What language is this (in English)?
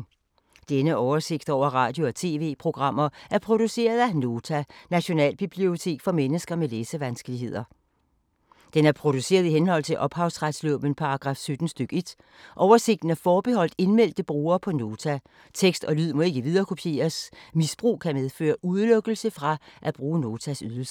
Danish